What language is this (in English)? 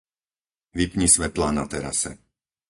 Slovak